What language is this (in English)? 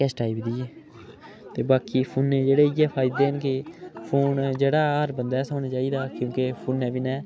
Dogri